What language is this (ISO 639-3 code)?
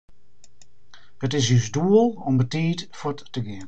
fry